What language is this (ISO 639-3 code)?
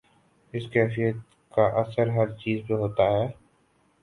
urd